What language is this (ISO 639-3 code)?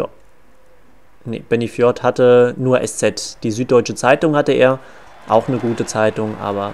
deu